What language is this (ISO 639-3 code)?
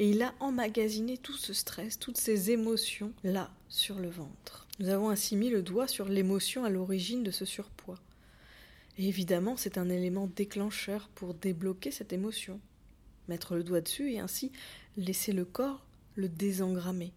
fra